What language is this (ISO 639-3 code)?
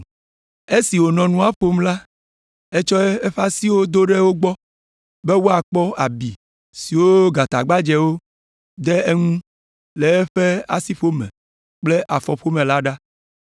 ewe